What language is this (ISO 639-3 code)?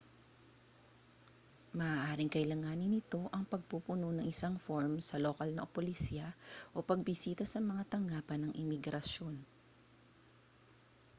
fil